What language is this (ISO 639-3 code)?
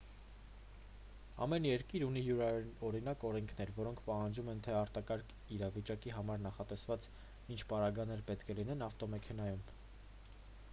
hye